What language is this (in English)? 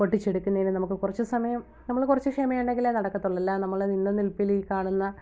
Malayalam